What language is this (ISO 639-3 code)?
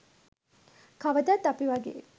sin